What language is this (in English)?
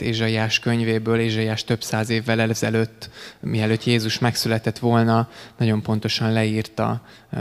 Hungarian